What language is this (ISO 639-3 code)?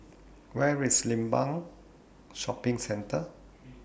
eng